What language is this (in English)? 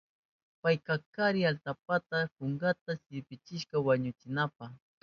Southern Pastaza Quechua